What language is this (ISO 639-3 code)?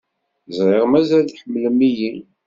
kab